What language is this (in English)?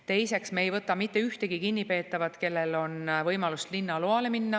Estonian